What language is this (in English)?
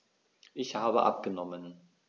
German